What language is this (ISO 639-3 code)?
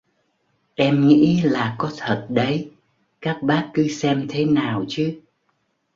vie